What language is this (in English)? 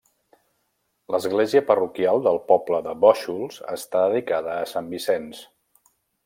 Catalan